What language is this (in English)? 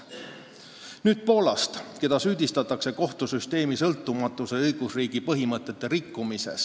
Estonian